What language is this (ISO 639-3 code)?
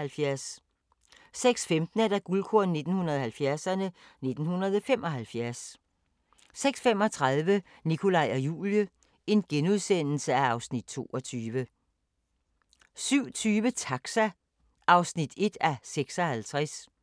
dan